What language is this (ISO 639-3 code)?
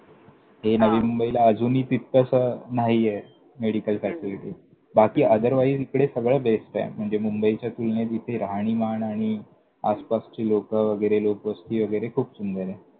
mar